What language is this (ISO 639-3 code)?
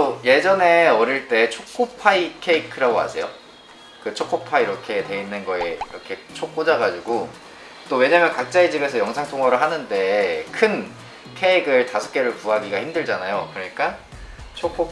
kor